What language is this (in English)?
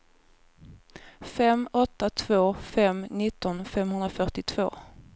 Swedish